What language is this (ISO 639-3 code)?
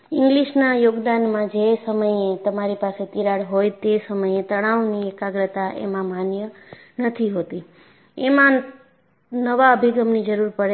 guj